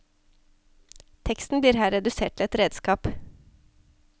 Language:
Norwegian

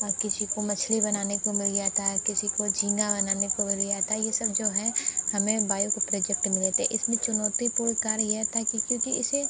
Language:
Hindi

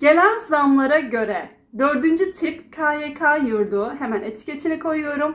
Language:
Turkish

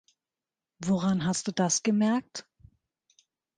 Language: German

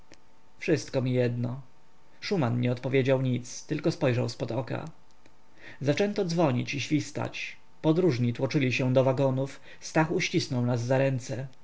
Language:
Polish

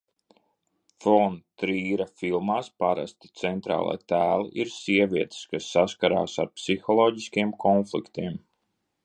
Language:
Latvian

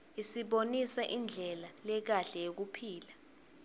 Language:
Swati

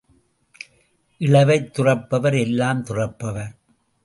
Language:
Tamil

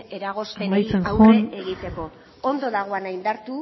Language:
Basque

